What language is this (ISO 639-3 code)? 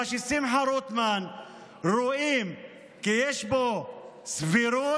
heb